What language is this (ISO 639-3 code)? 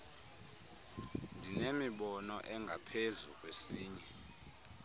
xho